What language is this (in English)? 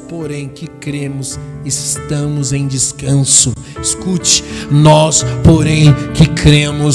Portuguese